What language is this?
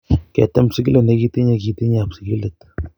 Kalenjin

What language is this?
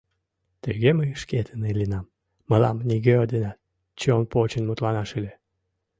Mari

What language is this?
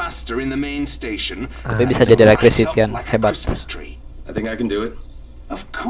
Indonesian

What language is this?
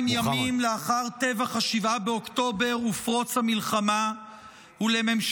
Hebrew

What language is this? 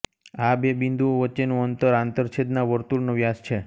Gujarati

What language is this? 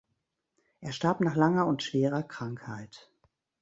German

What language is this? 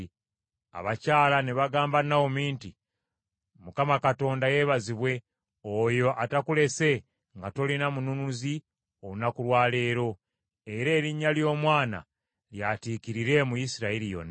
Ganda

